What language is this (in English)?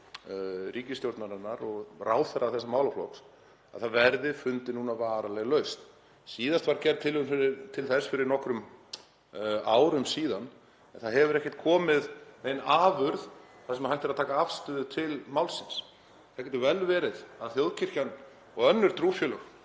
Icelandic